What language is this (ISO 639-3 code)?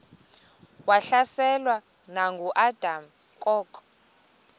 xho